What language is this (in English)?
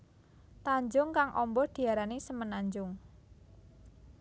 Javanese